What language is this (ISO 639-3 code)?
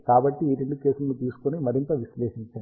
tel